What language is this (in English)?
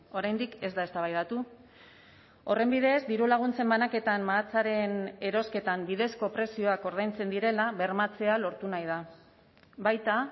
Basque